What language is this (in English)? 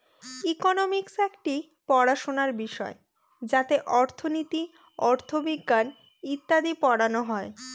Bangla